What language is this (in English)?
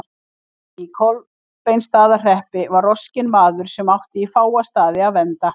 Icelandic